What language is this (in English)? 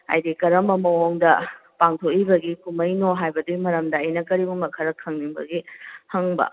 Manipuri